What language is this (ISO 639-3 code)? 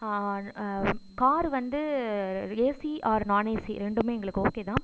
tam